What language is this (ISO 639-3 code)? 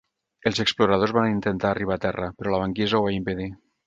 cat